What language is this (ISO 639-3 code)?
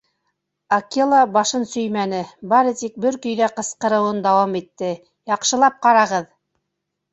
bak